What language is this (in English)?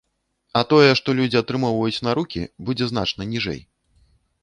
Belarusian